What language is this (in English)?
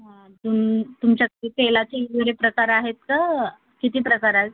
Marathi